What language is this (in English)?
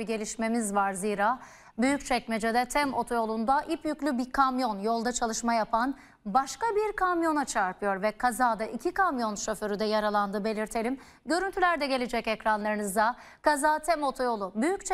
Turkish